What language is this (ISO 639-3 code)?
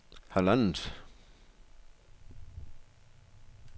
dan